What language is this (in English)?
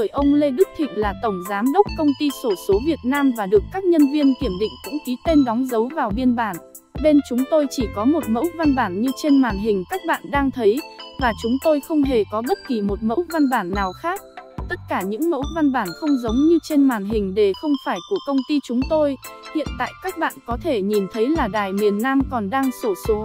Vietnamese